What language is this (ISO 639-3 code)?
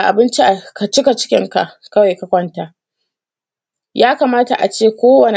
hau